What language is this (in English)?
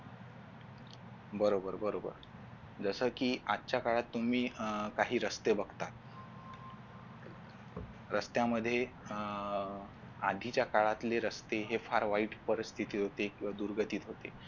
Marathi